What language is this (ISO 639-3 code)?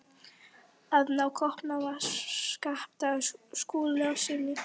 isl